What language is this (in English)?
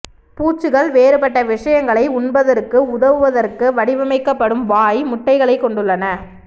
Tamil